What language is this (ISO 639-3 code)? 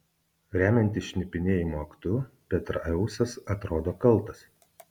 lit